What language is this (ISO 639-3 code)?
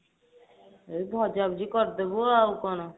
ori